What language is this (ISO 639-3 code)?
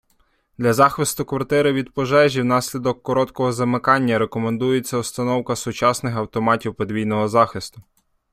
ukr